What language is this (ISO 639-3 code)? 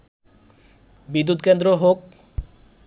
ben